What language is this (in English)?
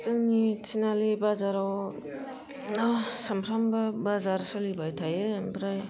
Bodo